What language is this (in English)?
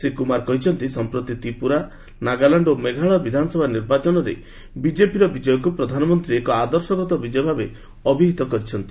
Odia